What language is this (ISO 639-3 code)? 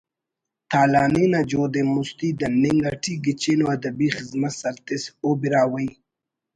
brh